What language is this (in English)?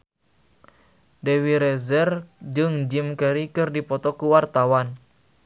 Sundanese